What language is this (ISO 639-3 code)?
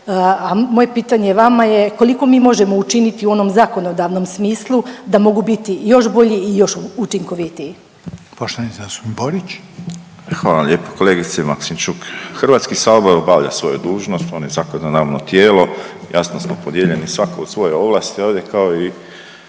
hrv